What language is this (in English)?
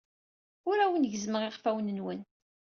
Kabyle